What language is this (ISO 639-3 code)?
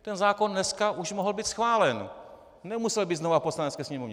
ces